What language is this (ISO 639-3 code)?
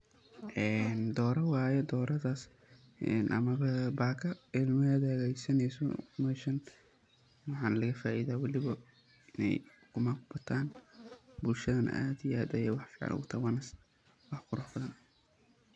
som